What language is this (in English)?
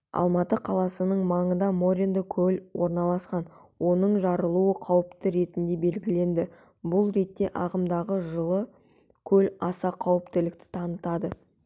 Kazakh